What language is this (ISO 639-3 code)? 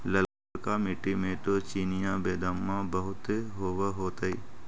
mag